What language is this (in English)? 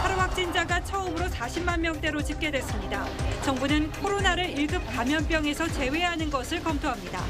Korean